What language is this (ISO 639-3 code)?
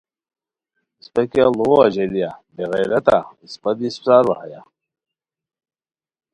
khw